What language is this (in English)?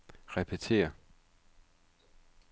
Danish